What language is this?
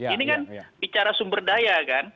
Indonesian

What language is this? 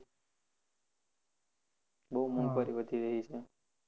Gujarati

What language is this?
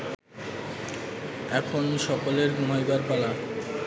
Bangla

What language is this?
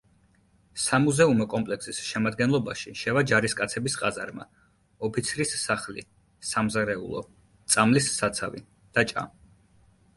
Georgian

